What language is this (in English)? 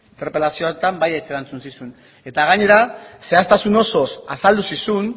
Basque